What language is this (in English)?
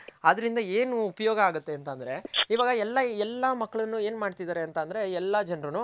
Kannada